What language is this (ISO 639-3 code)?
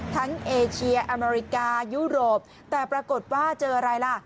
tha